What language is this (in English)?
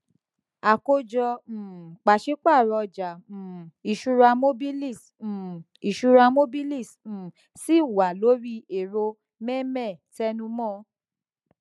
Yoruba